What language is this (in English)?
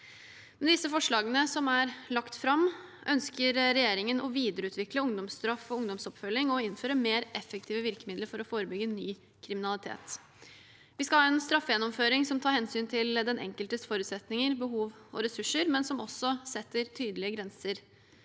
Norwegian